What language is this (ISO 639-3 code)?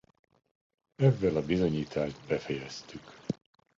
hun